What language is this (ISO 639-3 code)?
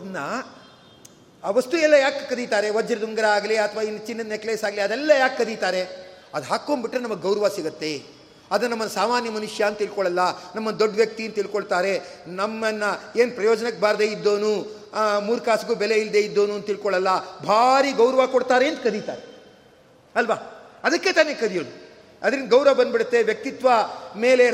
kan